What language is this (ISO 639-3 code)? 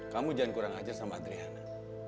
ind